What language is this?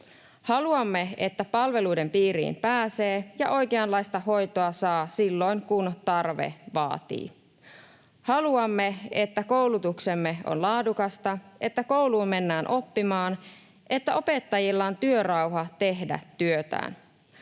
Finnish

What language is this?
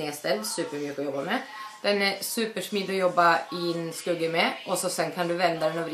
Swedish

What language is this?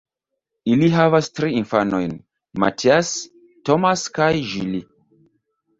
Esperanto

